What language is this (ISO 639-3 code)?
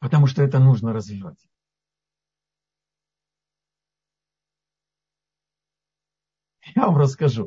rus